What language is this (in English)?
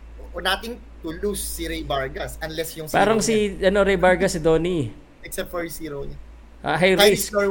Filipino